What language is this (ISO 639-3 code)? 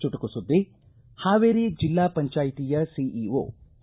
kan